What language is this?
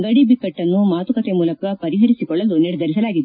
Kannada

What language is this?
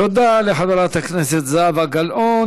Hebrew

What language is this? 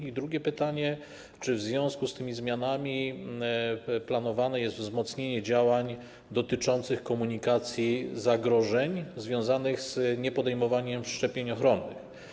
Polish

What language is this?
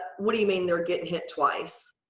English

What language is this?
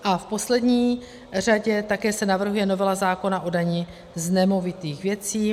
Czech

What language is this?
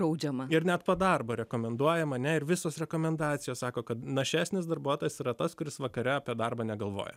Lithuanian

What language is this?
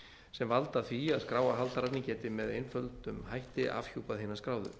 Icelandic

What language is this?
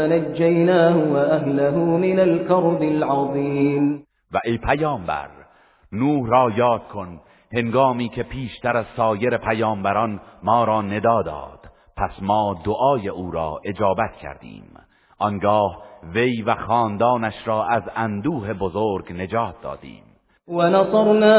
Persian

